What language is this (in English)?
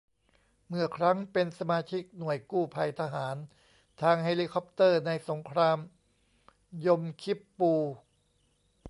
Thai